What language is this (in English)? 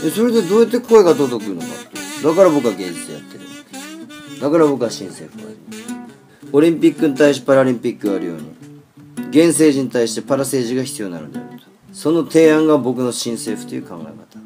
Japanese